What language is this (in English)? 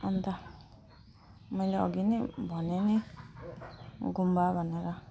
Nepali